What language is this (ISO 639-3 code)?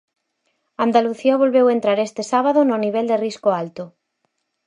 glg